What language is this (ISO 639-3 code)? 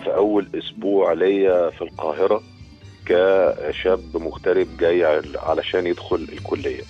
ara